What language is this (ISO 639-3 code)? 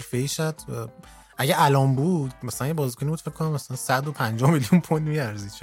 fas